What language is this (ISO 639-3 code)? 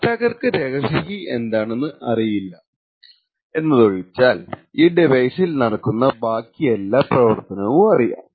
mal